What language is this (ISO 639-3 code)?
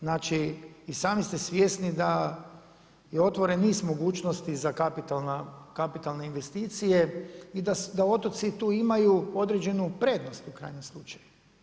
hrv